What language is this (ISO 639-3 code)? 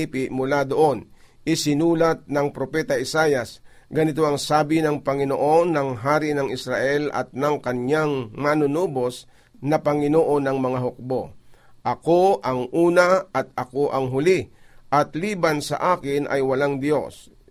fil